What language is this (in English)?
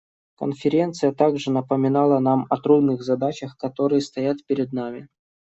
Russian